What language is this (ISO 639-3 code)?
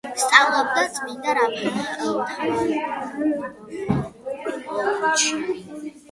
kat